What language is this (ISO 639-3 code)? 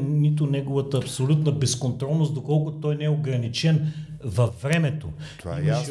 bul